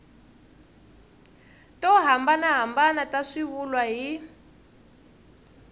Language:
Tsonga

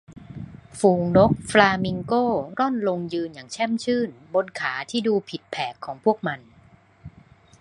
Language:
Thai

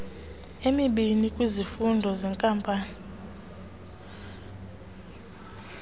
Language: Xhosa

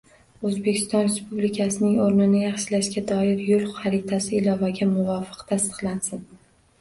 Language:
Uzbek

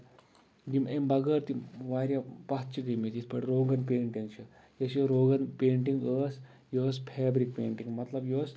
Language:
Kashmiri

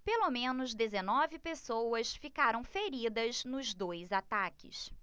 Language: Portuguese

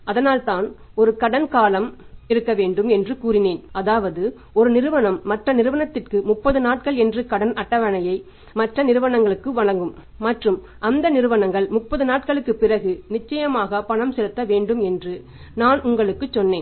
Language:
Tamil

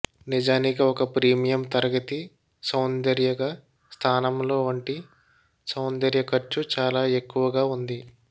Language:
Telugu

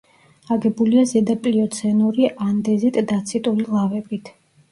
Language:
Georgian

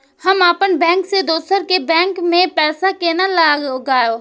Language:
Maithili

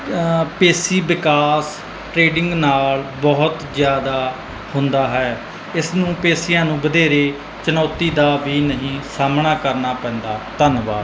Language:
Punjabi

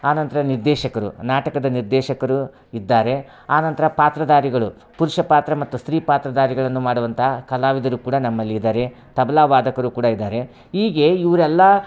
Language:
Kannada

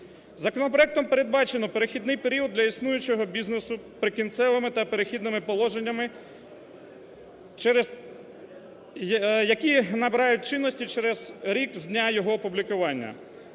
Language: Ukrainian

